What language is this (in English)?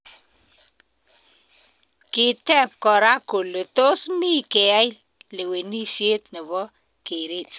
Kalenjin